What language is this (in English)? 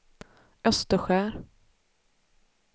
Swedish